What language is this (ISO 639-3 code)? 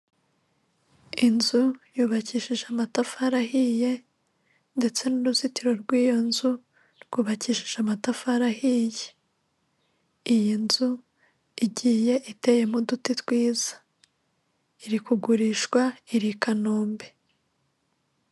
kin